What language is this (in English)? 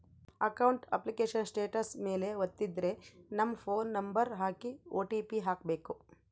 Kannada